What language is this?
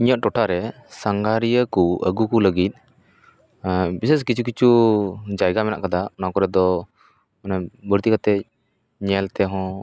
Santali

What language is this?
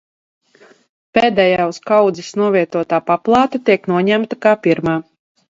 Latvian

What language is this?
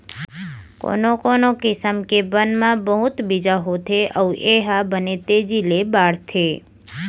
Chhattisgarhi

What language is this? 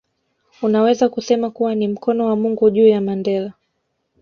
Swahili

